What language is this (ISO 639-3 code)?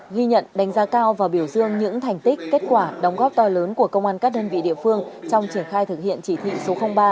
vie